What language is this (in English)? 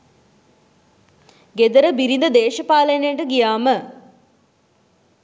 Sinhala